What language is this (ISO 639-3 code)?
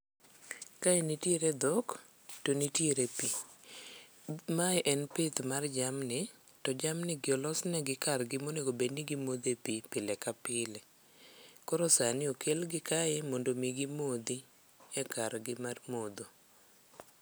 luo